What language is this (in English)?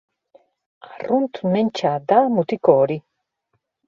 Basque